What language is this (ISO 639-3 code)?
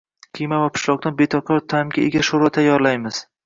uzb